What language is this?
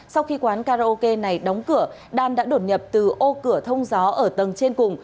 Vietnamese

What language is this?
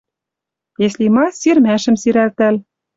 Western Mari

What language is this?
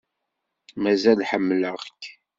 Kabyle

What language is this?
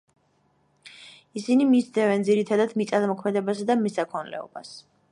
Georgian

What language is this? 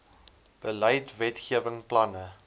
Afrikaans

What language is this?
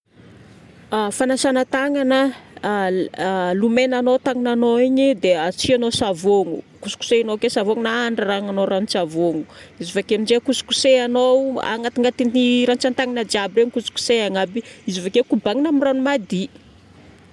Northern Betsimisaraka Malagasy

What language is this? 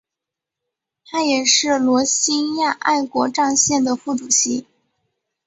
Chinese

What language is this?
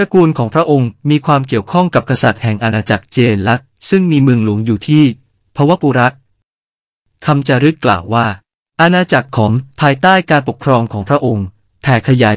Thai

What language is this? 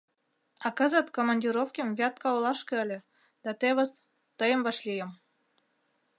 Mari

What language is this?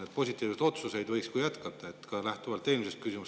Estonian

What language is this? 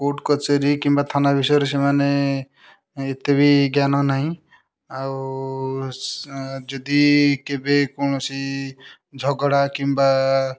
Odia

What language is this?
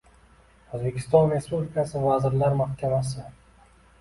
Uzbek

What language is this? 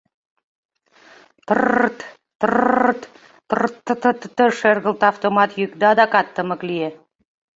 Mari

